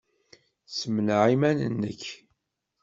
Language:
Kabyle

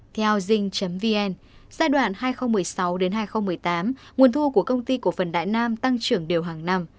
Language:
Vietnamese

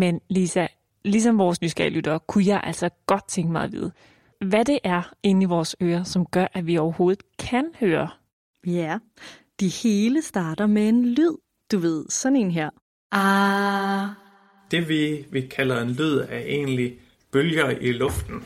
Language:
Danish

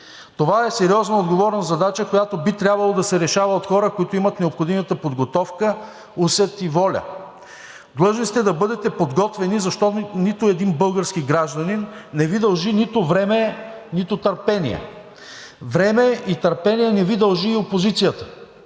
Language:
Bulgarian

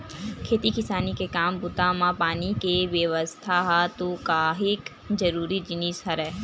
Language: Chhattisgarhi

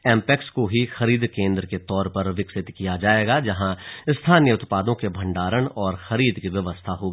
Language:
Hindi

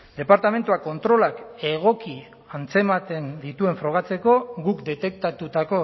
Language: Basque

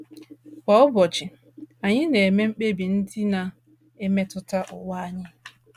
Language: Igbo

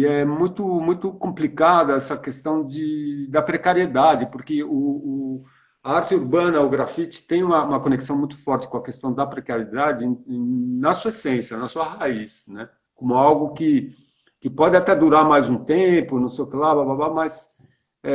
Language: Portuguese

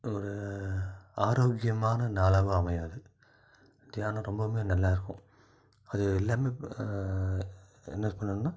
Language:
Tamil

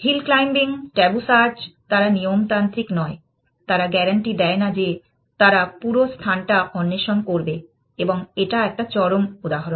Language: Bangla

